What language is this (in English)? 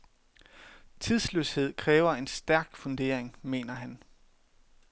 Danish